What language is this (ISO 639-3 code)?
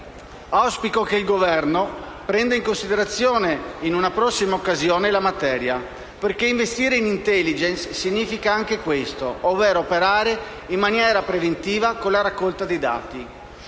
ita